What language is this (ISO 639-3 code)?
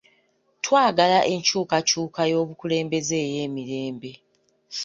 lug